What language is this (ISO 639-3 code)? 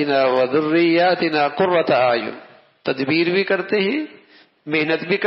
hin